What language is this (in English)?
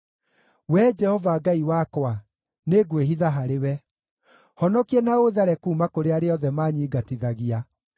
Kikuyu